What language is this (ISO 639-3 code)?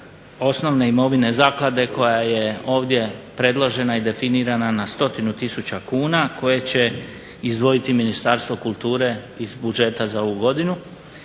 hrv